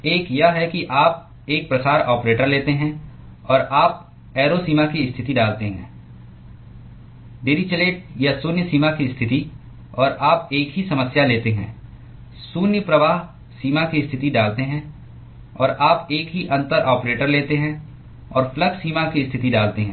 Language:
Hindi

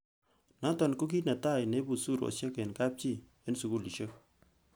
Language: Kalenjin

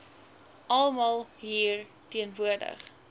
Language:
Afrikaans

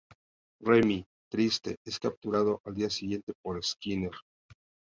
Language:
Spanish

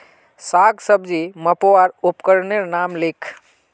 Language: Magahi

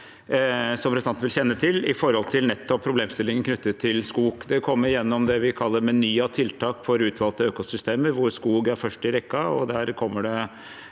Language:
Norwegian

